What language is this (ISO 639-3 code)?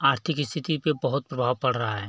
hin